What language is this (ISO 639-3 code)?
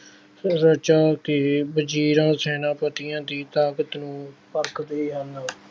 pan